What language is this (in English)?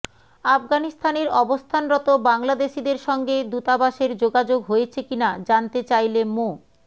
Bangla